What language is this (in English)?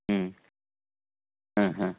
Sanskrit